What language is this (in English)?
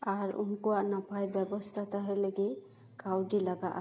Santali